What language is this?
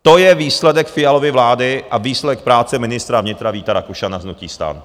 Czech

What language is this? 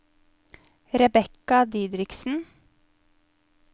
Norwegian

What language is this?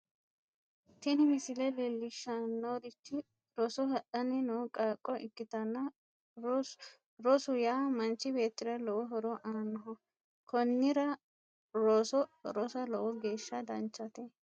Sidamo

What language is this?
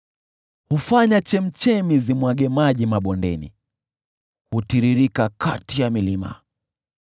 Swahili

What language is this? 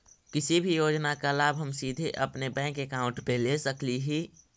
Magahi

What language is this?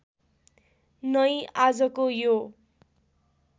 Nepali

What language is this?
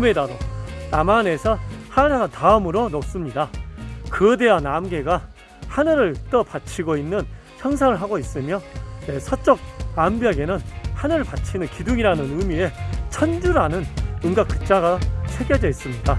Korean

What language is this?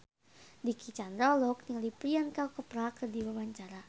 Sundanese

